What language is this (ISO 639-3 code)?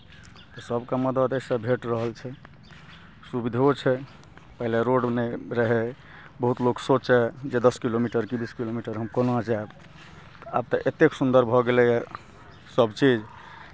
mai